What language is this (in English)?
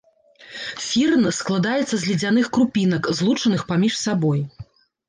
Belarusian